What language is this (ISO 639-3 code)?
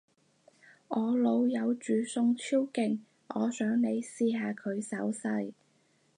yue